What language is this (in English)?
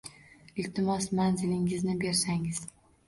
Uzbek